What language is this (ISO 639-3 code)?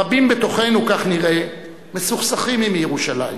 heb